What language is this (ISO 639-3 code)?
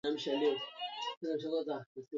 swa